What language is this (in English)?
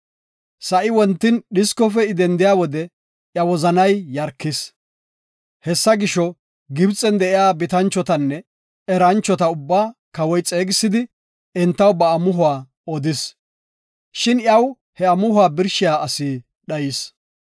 Gofa